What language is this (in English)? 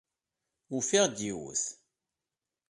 Kabyle